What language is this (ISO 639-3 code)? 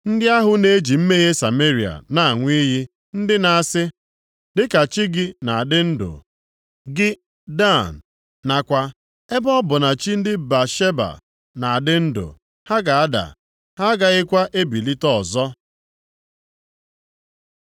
ibo